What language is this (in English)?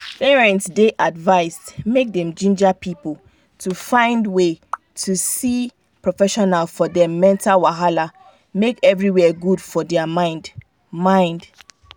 Nigerian Pidgin